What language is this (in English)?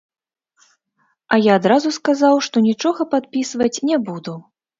Belarusian